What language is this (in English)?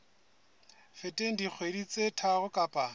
Southern Sotho